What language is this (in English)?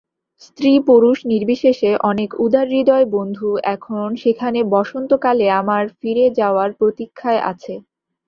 Bangla